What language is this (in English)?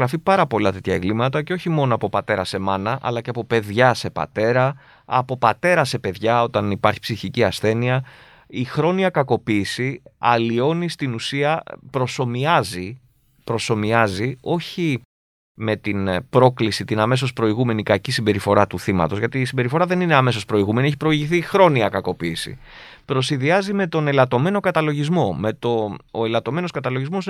Greek